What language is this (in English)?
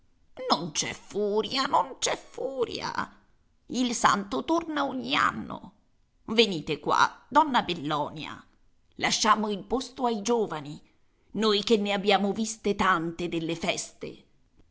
Italian